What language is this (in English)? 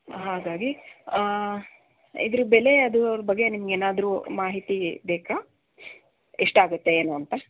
Kannada